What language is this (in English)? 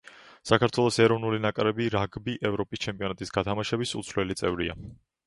Georgian